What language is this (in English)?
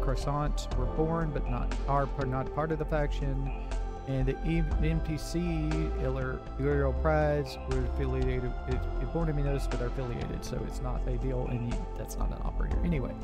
English